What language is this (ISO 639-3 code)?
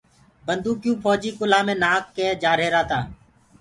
ggg